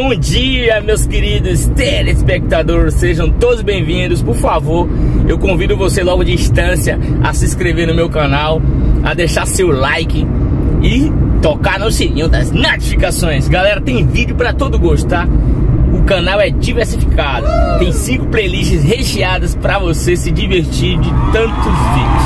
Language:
Portuguese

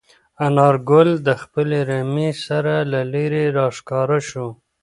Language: Pashto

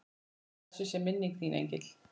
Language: Icelandic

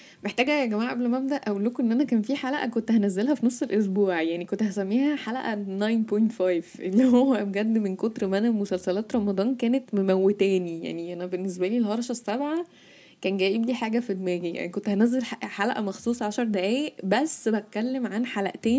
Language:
Arabic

